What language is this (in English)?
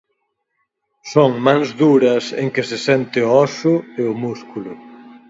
Galician